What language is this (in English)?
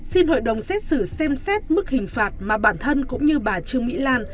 Vietnamese